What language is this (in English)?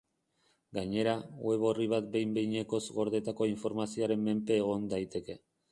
Basque